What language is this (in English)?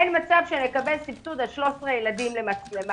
Hebrew